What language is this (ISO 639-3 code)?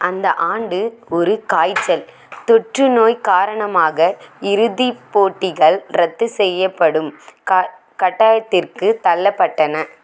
tam